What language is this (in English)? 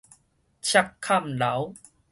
Min Nan Chinese